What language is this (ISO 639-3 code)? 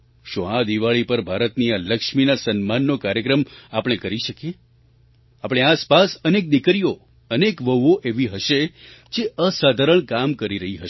guj